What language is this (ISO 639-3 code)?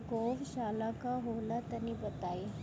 bho